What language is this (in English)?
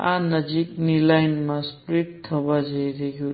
Gujarati